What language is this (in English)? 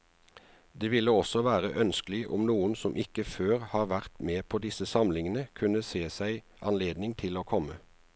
Norwegian